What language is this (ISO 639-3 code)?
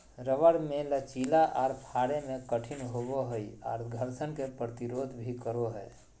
mag